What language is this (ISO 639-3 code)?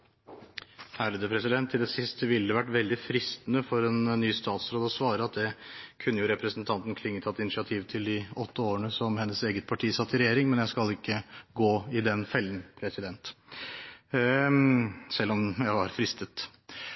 nor